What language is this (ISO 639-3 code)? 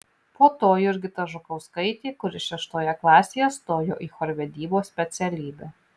lit